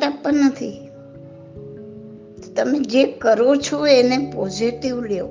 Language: Gujarati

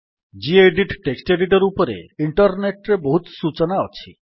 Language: Odia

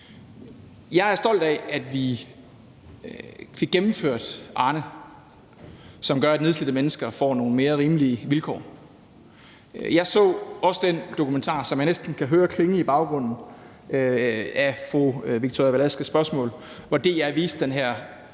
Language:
Danish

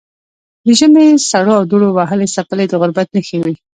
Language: Pashto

